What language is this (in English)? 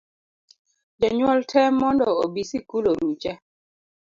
Luo (Kenya and Tanzania)